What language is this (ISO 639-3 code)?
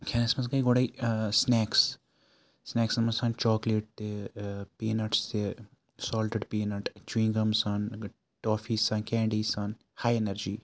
kas